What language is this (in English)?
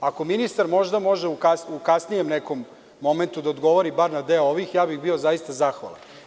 Serbian